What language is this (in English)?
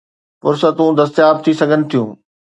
Sindhi